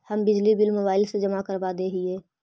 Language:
Magahi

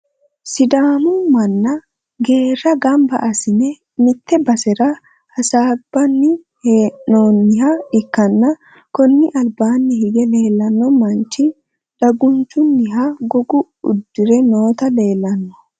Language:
Sidamo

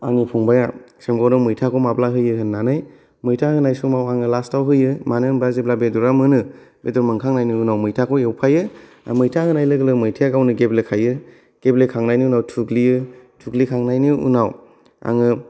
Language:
Bodo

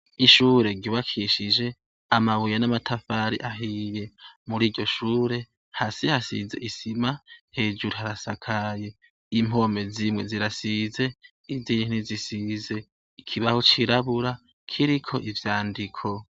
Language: Rundi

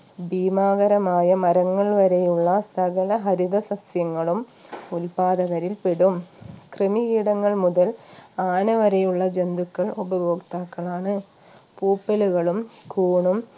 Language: Malayalam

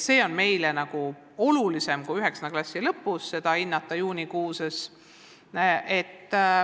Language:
Estonian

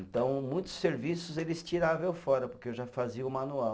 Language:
Portuguese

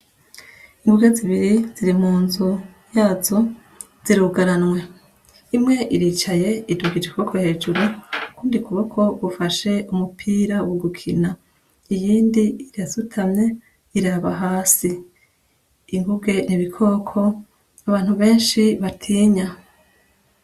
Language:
Rundi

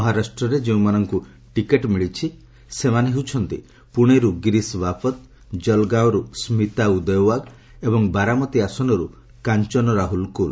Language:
Odia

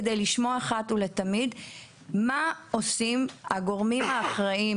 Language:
Hebrew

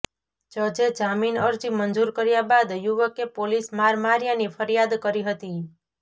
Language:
Gujarati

